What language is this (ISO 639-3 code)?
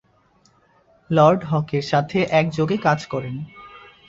ben